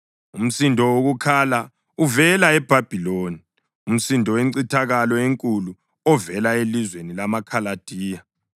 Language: North Ndebele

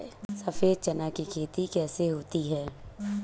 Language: Hindi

